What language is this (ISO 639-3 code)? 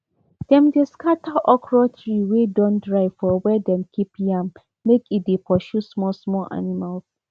pcm